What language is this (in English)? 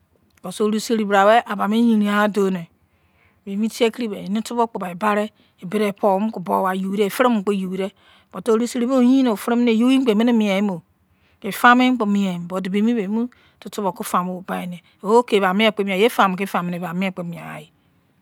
Izon